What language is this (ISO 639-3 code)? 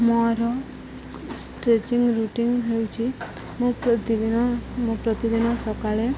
ori